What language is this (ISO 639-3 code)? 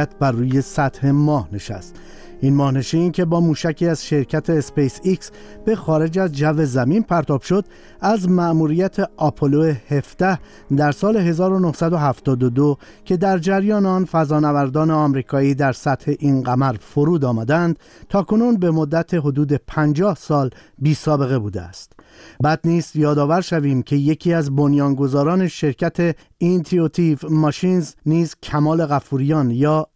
fas